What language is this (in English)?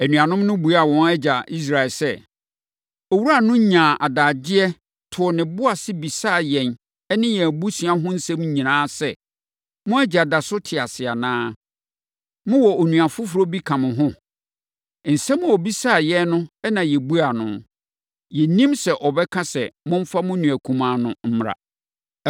Akan